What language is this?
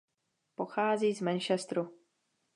Czech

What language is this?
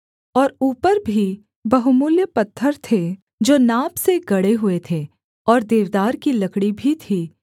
Hindi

